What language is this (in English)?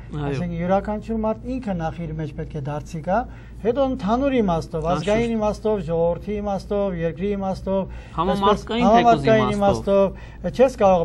Turkish